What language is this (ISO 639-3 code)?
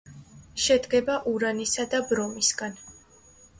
kat